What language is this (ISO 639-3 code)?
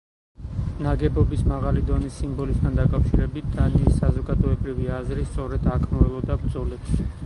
kat